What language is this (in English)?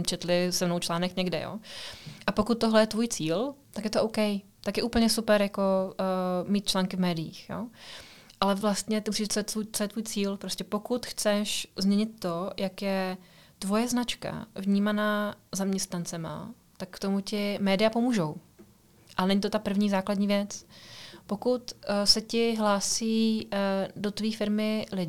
Czech